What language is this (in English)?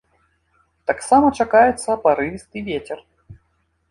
Belarusian